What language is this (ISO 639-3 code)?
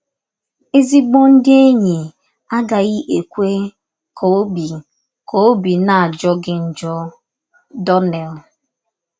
ibo